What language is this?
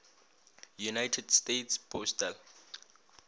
Northern Sotho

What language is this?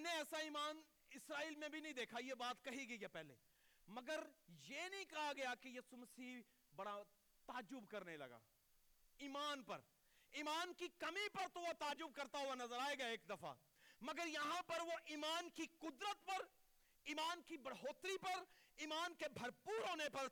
Urdu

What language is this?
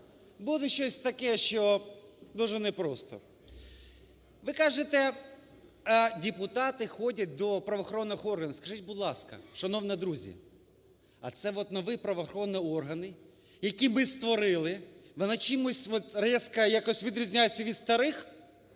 Ukrainian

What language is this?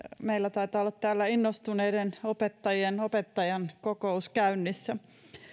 Finnish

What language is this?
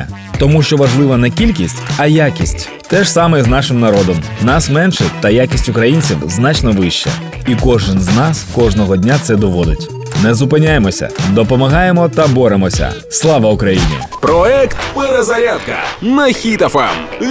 Ukrainian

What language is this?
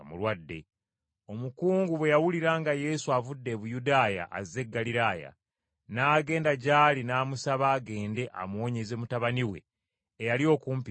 Ganda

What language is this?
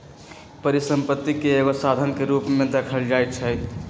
Magahi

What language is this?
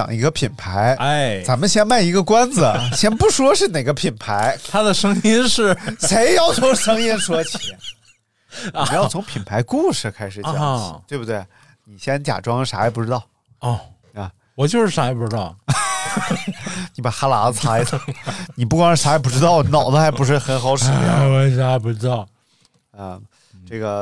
Chinese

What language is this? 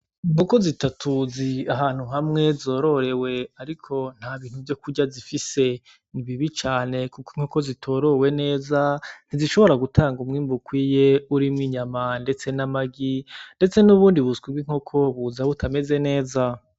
Rundi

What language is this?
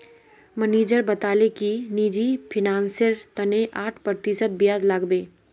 Magahi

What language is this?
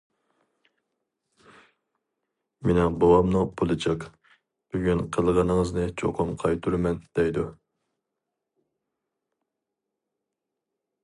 Uyghur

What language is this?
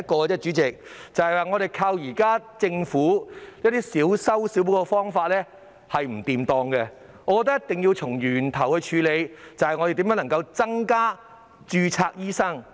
Cantonese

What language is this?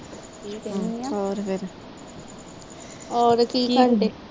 Punjabi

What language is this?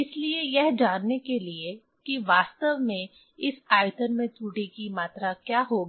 Hindi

